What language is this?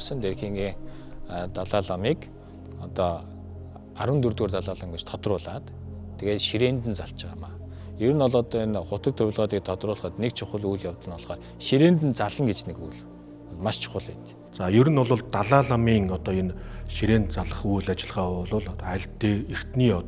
Romanian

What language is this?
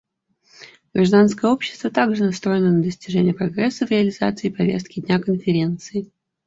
Russian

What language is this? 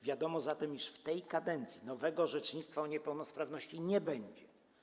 Polish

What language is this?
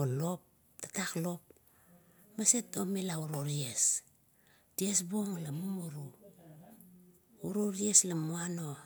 Kuot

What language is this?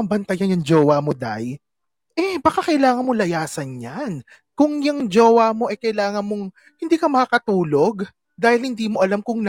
Filipino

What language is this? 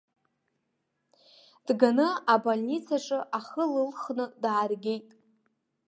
Abkhazian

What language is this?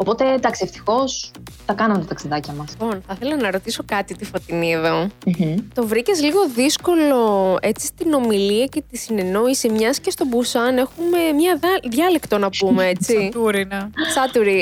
Greek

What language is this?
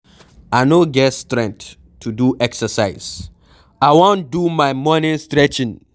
Nigerian Pidgin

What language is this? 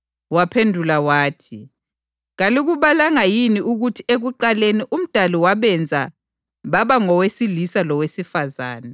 North Ndebele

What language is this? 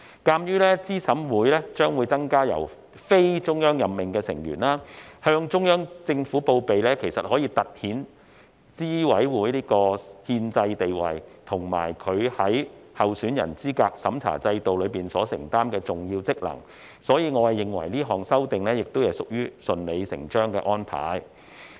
Cantonese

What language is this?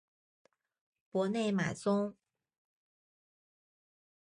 Chinese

